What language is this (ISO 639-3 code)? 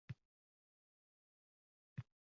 uzb